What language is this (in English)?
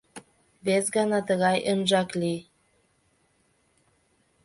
Mari